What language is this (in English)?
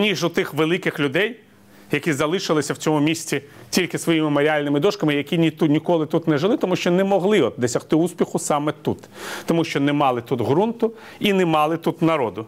Ukrainian